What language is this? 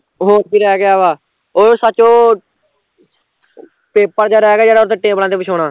Punjabi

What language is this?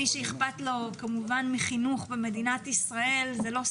Hebrew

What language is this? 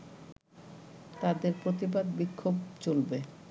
Bangla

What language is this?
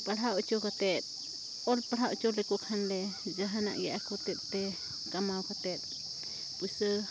Santali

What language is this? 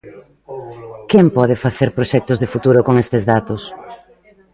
Galician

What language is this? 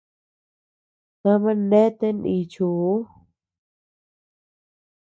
Tepeuxila Cuicatec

